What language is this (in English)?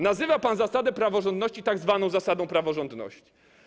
Polish